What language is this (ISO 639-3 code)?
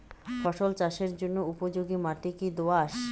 ben